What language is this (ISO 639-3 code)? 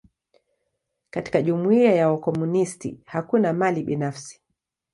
swa